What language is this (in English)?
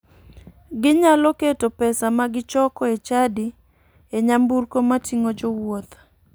Luo (Kenya and Tanzania)